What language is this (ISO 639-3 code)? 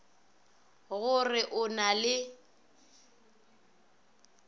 nso